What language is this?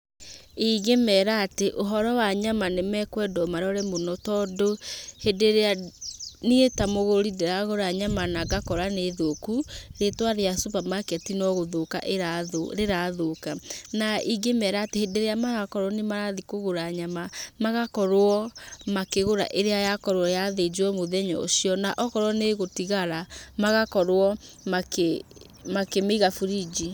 Kikuyu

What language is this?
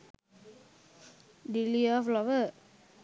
Sinhala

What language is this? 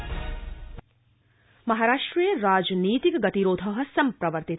Sanskrit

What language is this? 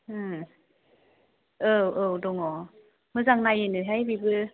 Bodo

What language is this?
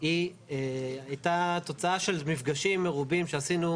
Hebrew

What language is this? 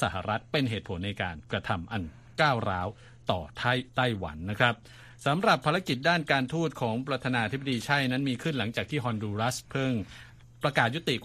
Thai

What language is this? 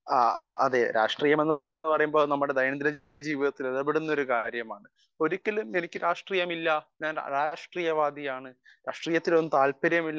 Malayalam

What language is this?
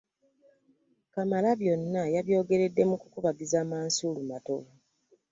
Ganda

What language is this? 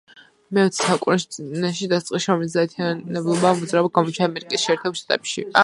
Georgian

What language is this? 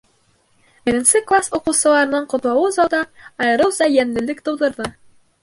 Bashkir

